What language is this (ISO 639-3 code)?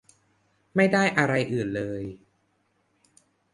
tha